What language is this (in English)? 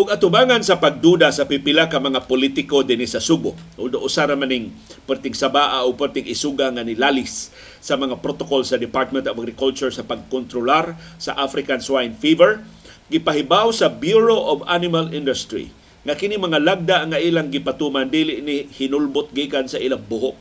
Filipino